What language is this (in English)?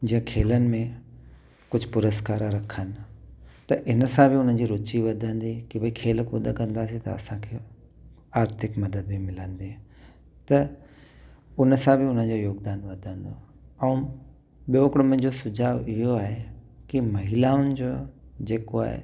Sindhi